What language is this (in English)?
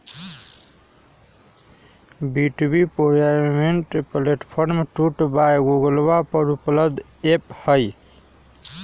Magahi